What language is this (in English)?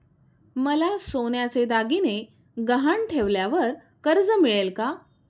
Marathi